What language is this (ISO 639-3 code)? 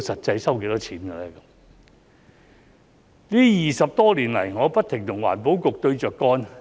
yue